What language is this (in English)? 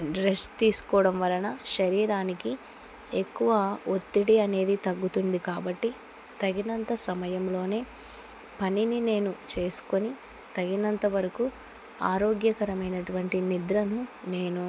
Telugu